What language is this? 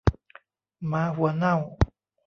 Thai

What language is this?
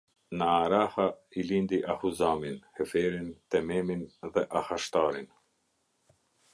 Albanian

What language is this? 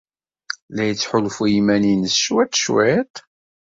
Kabyle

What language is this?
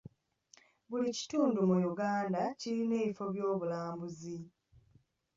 Ganda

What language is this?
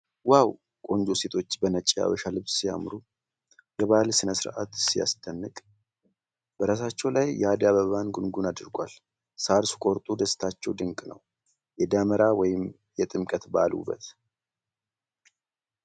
Amharic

